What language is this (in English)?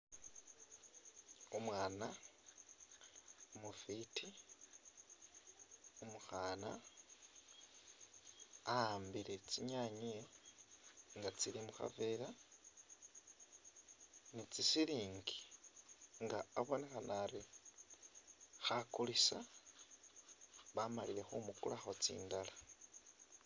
Masaaba